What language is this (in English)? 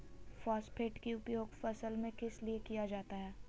Magahi